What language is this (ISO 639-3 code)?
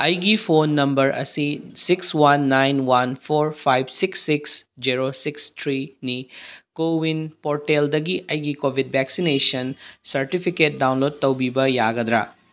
mni